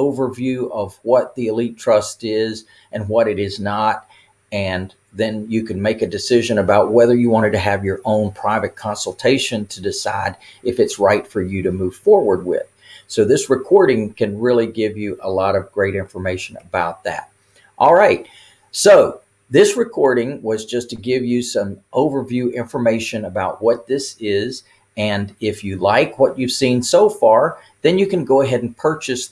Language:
English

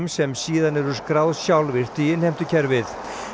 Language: Icelandic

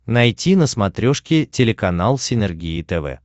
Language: Russian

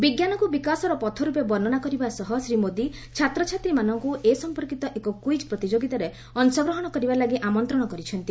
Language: Odia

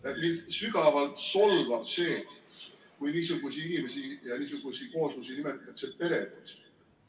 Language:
Estonian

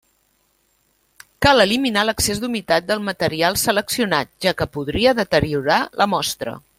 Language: Catalan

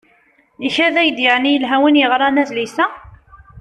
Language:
Kabyle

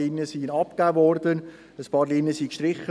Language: Swiss German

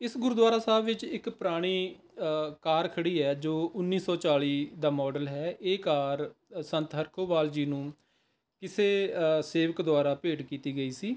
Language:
Punjabi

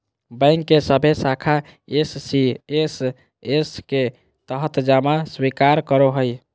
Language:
Magahi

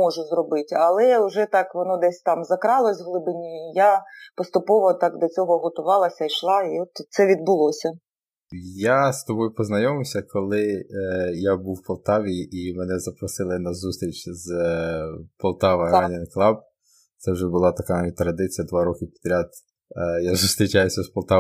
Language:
Ukrainian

